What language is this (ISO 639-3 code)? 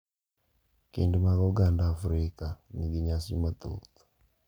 luo